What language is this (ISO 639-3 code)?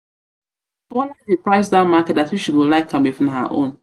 pcm